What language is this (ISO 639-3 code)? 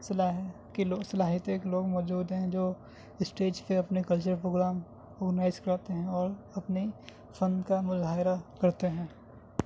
urd